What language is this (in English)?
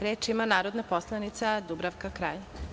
Serbian